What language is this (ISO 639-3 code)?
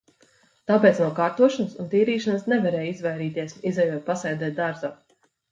lav